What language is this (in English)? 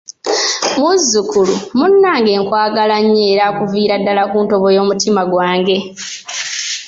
Ganda